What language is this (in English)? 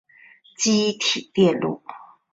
Chinese